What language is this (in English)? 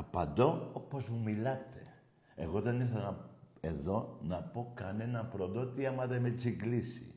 Greek